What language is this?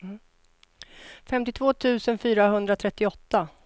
Swedish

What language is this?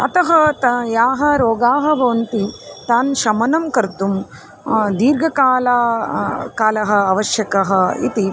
Sanskrit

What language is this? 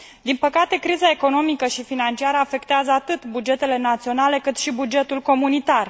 Romanian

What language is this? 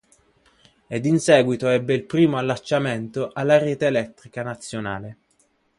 Italian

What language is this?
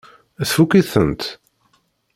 Kabyle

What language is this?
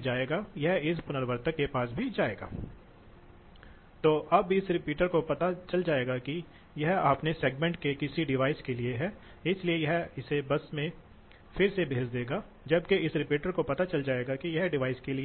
Hindi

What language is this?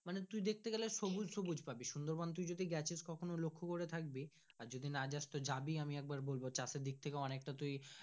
Bangla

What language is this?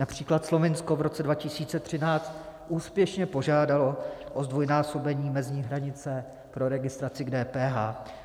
Czech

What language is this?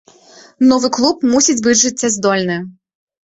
Belarusian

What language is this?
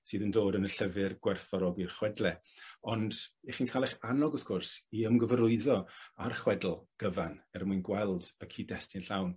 Welsh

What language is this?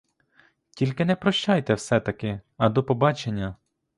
Ukrainian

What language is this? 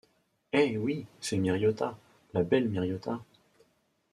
French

